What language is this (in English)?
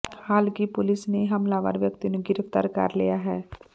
Punjabi